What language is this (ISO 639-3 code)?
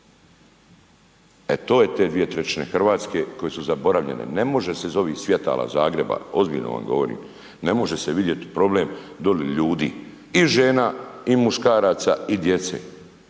hrv